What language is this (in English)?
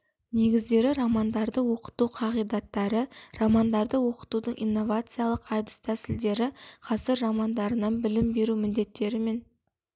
Kazakh